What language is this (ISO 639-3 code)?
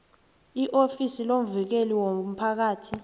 nbl